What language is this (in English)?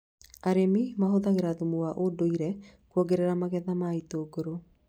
Kikuyu